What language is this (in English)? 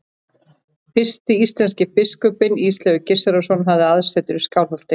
Icelandic